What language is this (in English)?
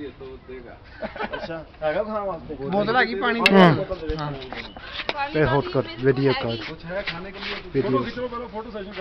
Turkish